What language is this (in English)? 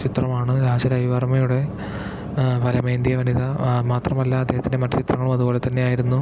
Malayalam